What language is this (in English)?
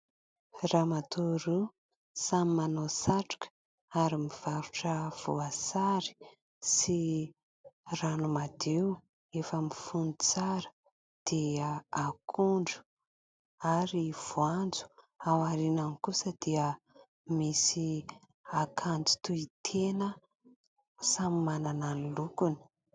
Malagasy